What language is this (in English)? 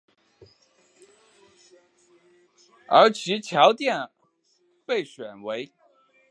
Chinese